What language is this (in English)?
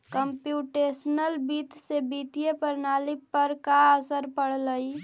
Magahi